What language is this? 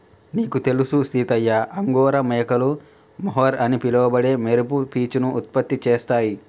Telugu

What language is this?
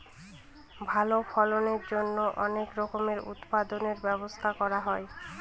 Bangla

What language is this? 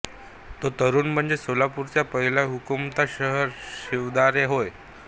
Marathi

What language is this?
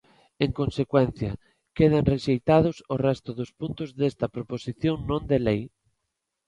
Galician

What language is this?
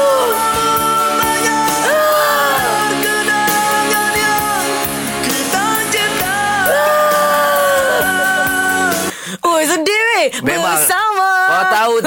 Malay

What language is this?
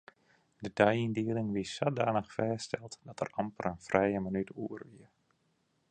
Western Frisian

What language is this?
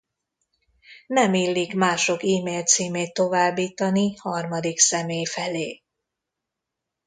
Hungarian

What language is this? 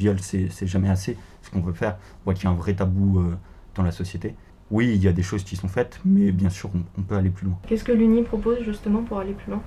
French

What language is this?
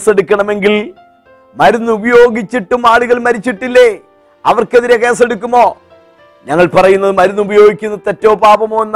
Malayalam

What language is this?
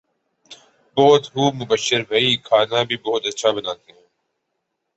Urdu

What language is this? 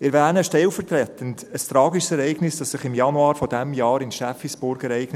Swiss German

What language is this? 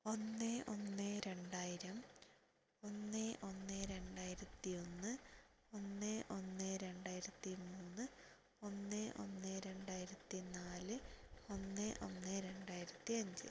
Malayalam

